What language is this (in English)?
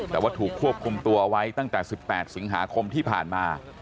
Thai